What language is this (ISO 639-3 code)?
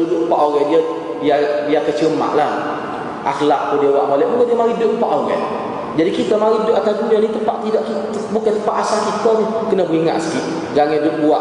msa